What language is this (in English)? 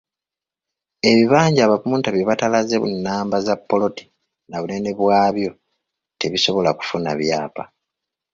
Ganda